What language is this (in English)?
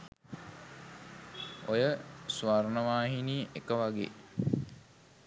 Sinhala